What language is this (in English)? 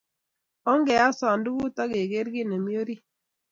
Kalenjin